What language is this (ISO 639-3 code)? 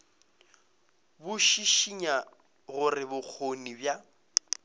nso